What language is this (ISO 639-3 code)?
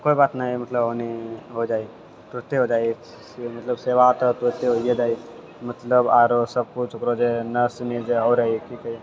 mai